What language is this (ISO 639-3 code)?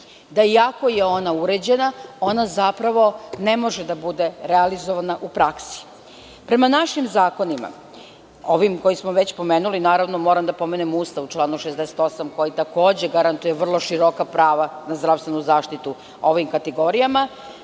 srp